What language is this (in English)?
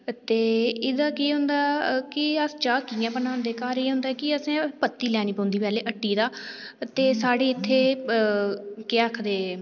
Dogri